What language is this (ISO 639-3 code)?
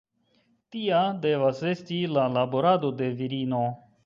epo